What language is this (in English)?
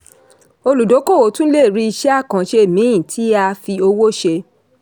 Yoruba